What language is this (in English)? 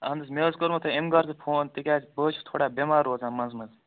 Kashmiri